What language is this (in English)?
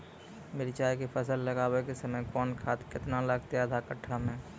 Maithili